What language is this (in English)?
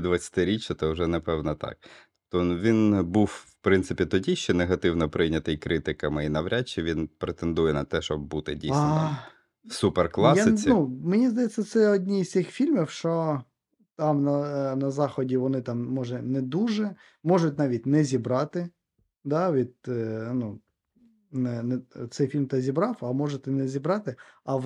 Ukrainian